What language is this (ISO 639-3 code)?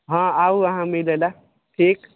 mai